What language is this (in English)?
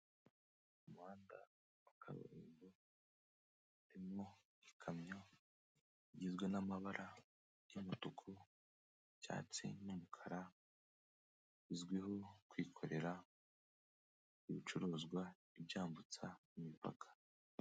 Kinyarwanda